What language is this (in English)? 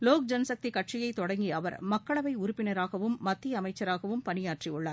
Tamil